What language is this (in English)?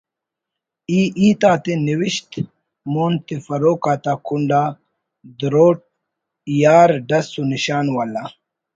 Brahui